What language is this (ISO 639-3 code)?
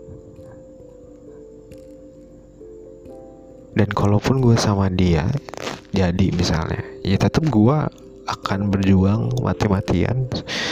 ind